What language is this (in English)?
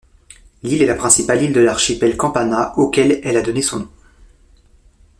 French